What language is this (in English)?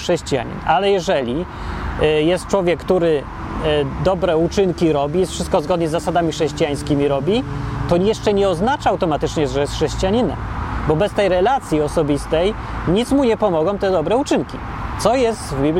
Polish